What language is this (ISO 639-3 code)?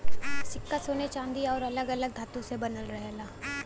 bho